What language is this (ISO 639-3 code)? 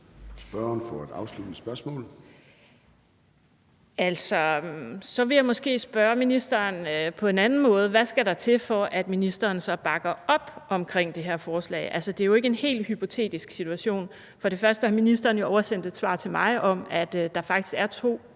dan